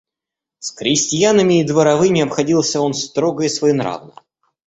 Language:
Russian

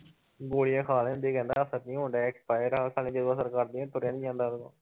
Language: Punjabi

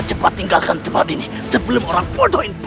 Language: Indonesian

